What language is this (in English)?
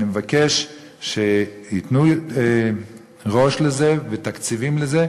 Hebrew